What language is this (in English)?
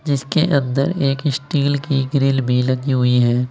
Hindi